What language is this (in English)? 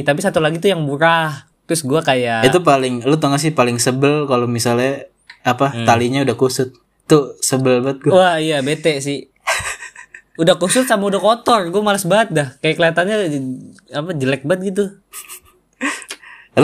Indonesian